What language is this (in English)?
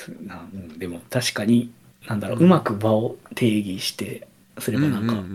Japanese